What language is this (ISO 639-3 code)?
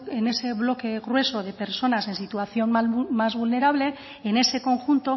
spa